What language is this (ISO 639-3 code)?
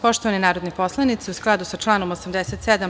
srp